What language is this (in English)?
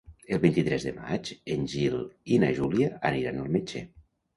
Catalan